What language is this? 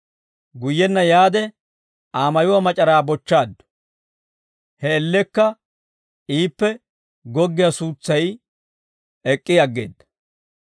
Dawro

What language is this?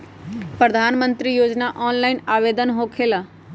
Magahi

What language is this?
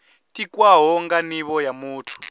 Venda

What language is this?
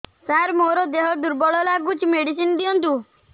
Odia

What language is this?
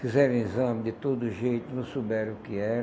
Portuguese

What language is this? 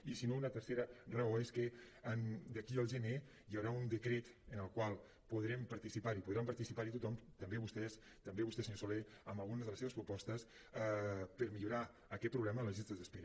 Catalan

